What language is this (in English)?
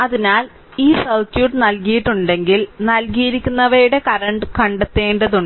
Malayalam